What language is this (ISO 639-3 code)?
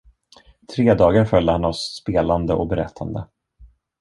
swe